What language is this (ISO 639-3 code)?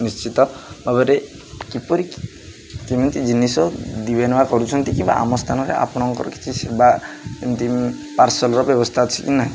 ori